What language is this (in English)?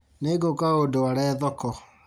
Kikuyu